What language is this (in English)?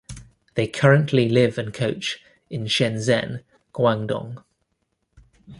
English